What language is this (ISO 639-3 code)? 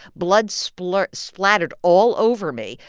eng